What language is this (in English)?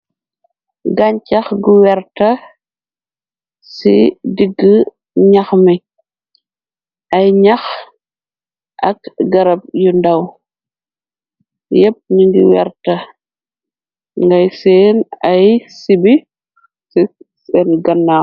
Wolof